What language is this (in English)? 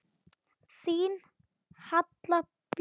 Icelandic